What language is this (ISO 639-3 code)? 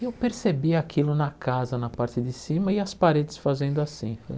por